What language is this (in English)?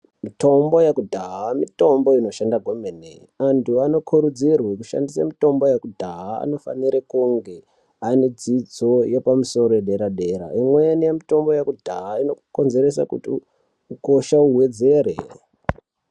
Ndau